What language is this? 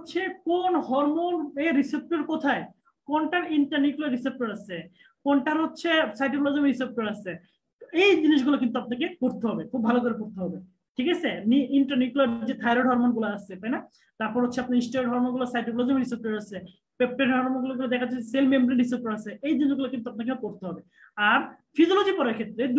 Turkish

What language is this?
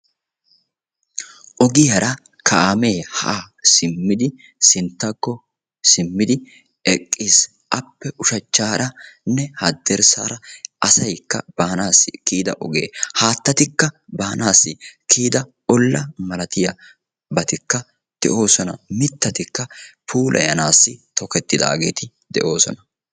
Wolaytta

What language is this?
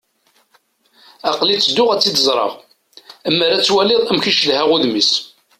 Kabyle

